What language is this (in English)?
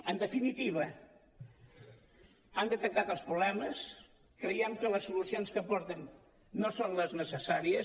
Catalan